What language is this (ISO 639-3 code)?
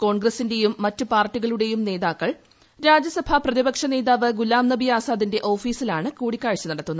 mal